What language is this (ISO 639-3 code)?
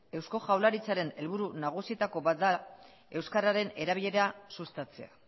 eus